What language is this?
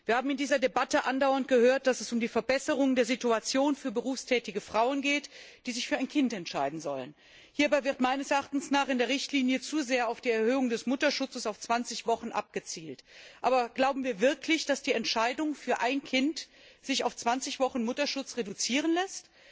German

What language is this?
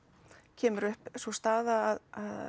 Icelandic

